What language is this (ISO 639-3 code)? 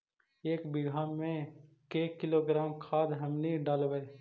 mag